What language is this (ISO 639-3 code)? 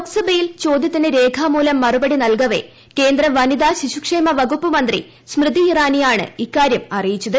mal